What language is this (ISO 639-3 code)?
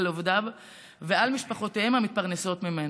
heb